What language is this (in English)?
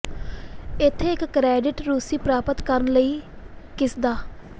Punjabi